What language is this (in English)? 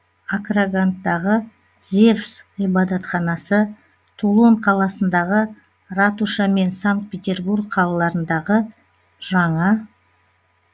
Kazakh